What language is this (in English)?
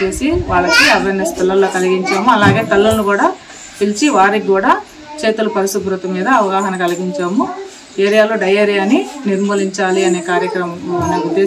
Telugu